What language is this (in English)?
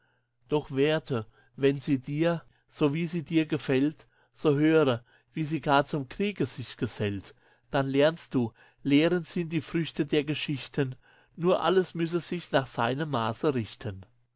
German